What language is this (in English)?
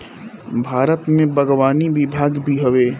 Bhojpuri